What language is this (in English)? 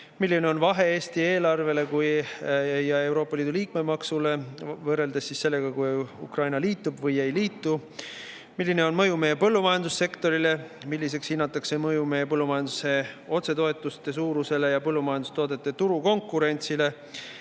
Estonian